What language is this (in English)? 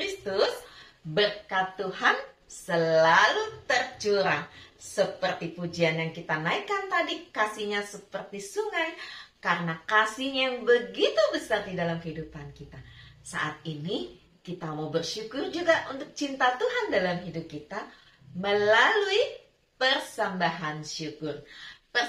Indonesian